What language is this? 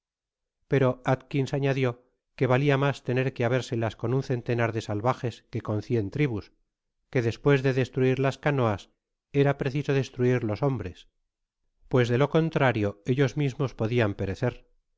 Spanish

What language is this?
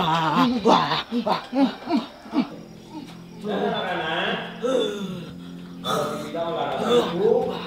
Indonesian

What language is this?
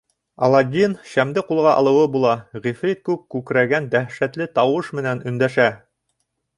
Bashkir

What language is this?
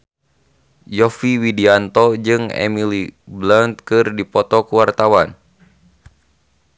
Sundanese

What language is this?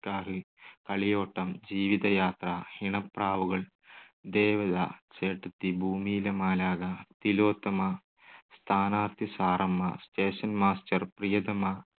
Malayalam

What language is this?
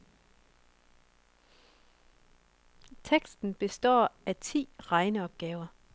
Danish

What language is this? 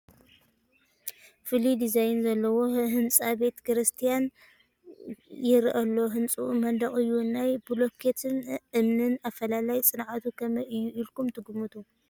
Tigrinya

